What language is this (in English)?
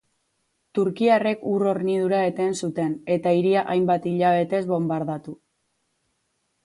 Basque